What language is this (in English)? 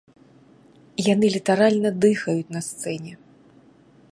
Belarusian